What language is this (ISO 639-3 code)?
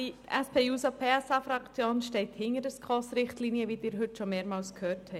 gsw